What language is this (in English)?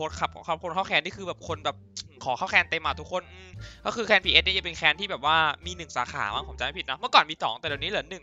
Thai